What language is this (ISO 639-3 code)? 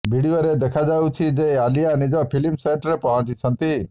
ori